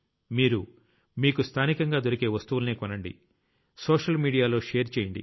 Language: Telugu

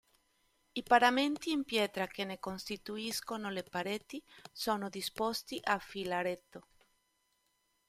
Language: Italian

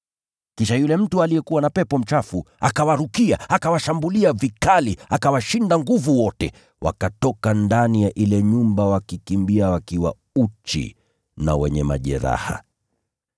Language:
Swahili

